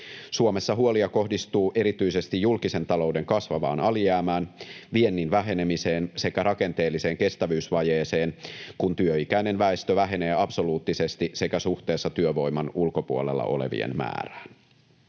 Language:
Finnish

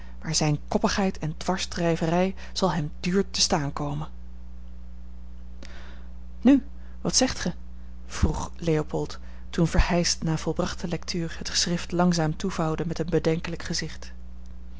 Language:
Dutch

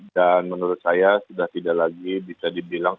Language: Indonesian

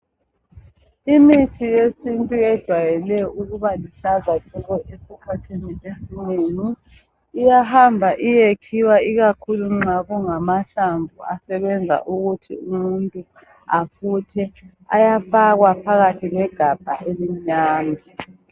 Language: North Ndebele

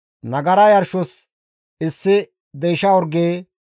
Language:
Gamo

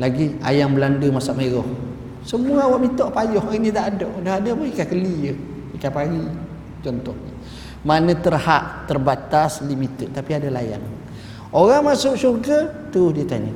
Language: Malay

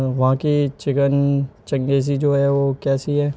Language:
Urdu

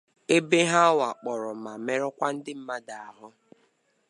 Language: Igbo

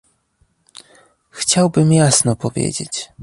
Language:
Polish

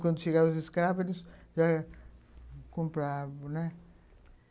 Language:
Portuguese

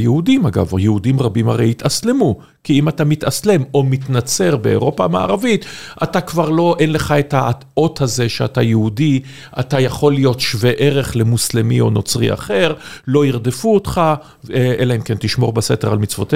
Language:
Hebrew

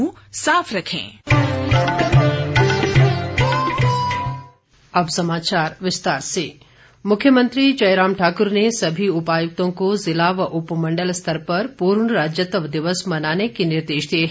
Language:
Hindi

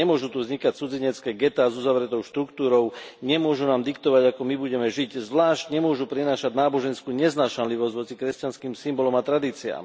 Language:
Slovak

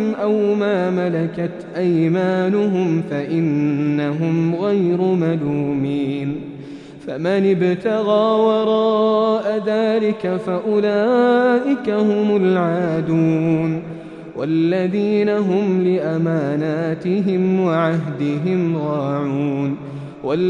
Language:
Arabic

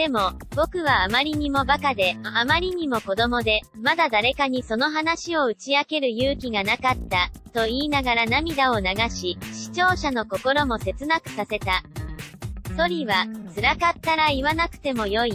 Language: Japanese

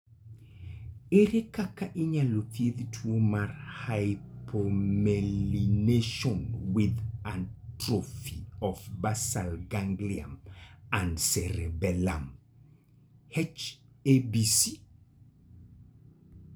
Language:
Luo (Kenya and Tanzania)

